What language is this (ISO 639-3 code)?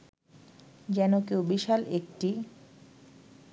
ben